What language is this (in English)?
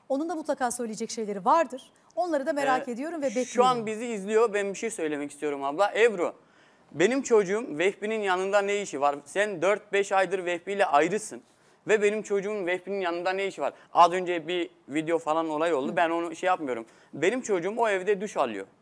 Turkish